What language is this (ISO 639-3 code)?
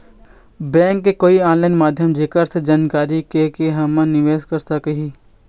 hne